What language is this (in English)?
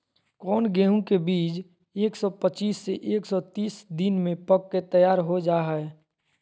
Magahi